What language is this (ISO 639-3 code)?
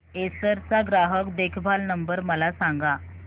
mar